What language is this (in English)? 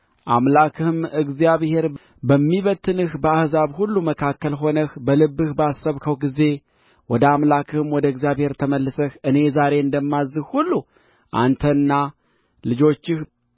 Amharic